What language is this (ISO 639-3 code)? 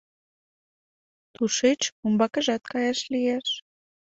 chm